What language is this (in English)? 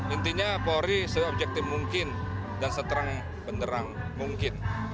Indonesian